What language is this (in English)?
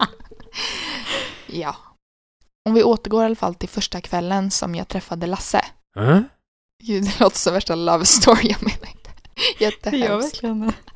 Swedish